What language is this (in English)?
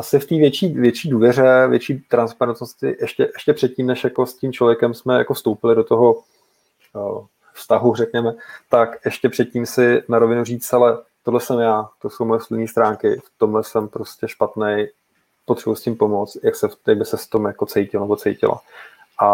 Czech